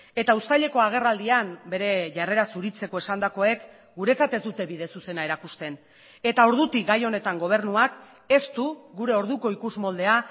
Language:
Basque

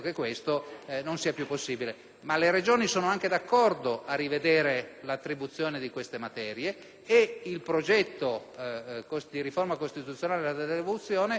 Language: Italian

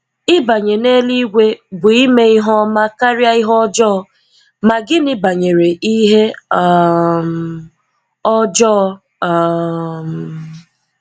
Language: Igbo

